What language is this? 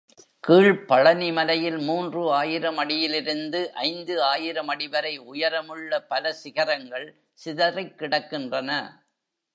Tamil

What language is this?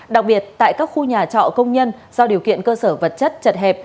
Vietnamese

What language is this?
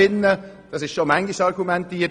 Swiss German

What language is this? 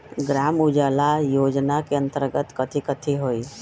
Magahi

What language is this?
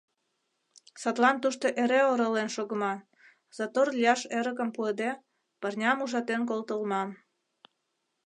Mari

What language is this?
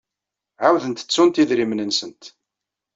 Kabyle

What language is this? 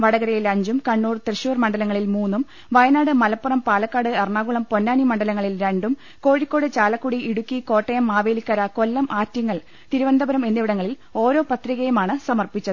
Malayalam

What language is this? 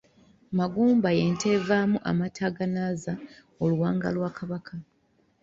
Ganda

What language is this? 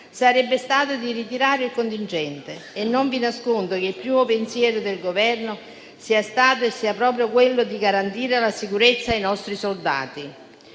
Italian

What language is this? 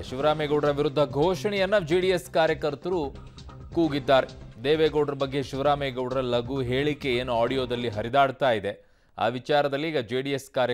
Kannada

